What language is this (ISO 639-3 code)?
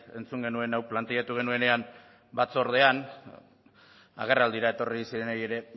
eus